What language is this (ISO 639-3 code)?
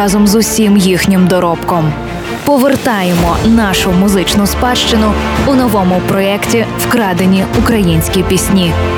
ukr